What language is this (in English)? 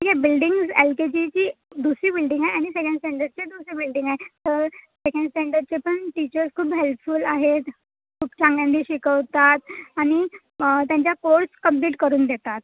Marathi